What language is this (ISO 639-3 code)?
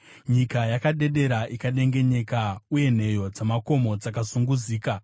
sna